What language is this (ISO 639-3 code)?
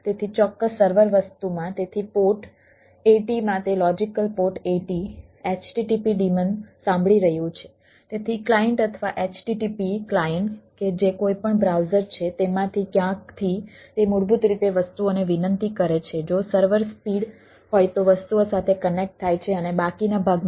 guj